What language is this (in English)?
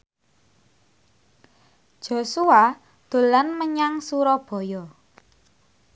Javanese